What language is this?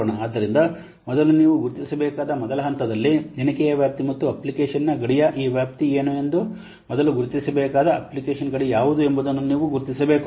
Kannada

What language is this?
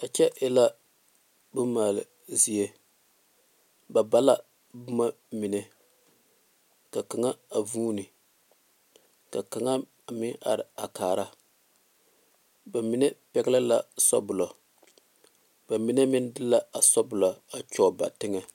Southern Dagaare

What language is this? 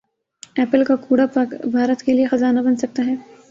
Urdu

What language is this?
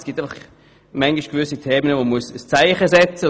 Swiss German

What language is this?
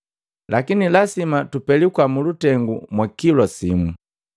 Matengo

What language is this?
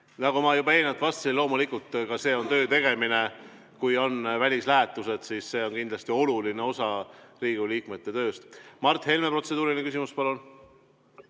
Estonian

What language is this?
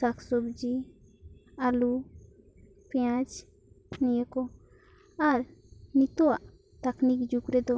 Santali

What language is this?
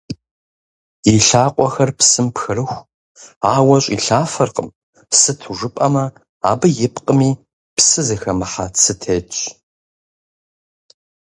Kabardian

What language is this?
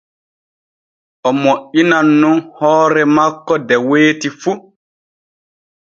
Borgu Fulfulde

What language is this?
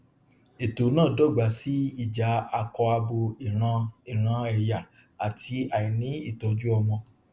Yoruba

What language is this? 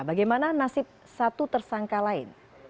Indonesian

